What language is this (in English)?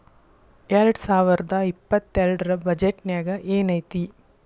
Kannada